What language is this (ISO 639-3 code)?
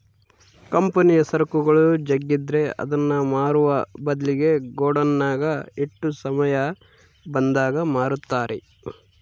kan